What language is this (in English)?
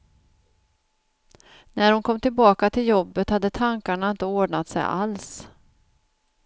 Swedish